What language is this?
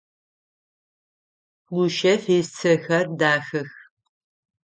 Adyghe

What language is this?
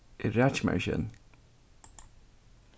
Faroese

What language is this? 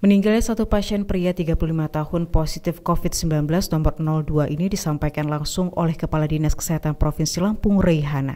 Indonesian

